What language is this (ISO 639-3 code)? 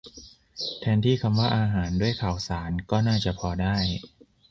tha